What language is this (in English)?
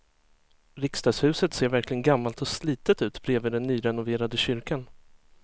Swedish